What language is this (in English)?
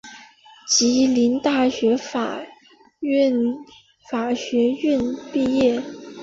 Chinese